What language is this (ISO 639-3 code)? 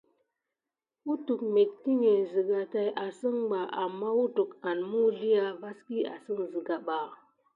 gid